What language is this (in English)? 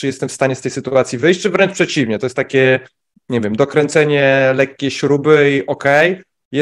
Polish